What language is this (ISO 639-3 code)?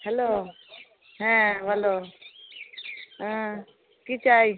ben